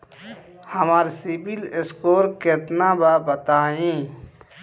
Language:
Bhojpuri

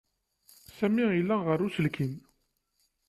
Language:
Kabyle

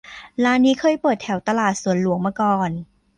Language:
Thai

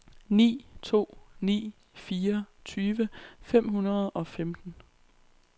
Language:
Danish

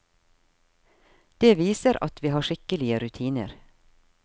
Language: Norwegian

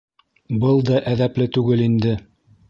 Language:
Bashkir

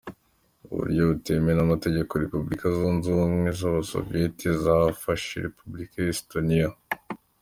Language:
Kinyarwanda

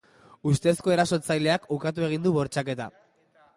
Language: Basque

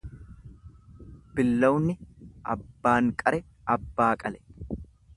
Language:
Oromo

